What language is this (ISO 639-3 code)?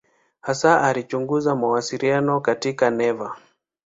swa